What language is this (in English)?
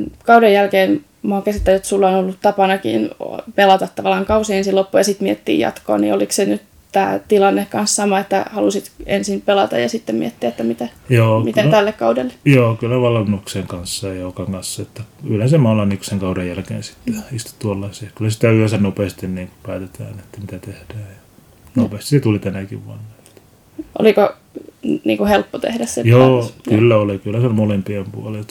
Finnish